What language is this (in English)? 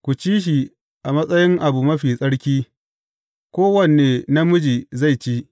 Hausa